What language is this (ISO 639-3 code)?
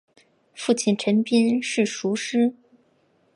zho